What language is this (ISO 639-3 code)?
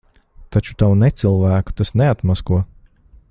lav